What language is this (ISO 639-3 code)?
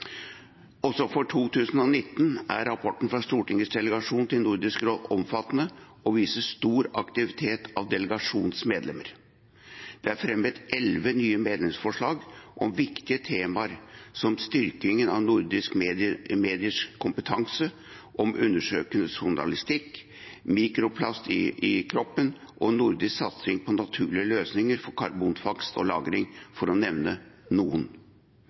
nob